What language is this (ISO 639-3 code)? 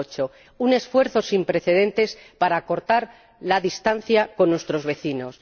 spa